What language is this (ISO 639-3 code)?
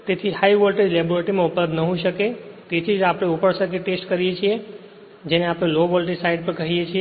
guj